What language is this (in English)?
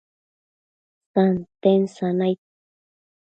Matsés